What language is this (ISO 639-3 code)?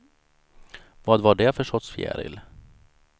swe